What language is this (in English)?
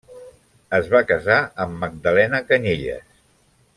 Catalan